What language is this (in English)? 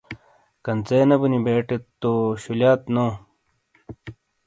Shina